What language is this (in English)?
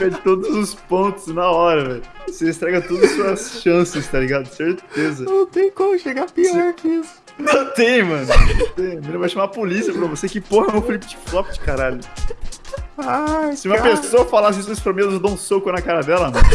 Portuguese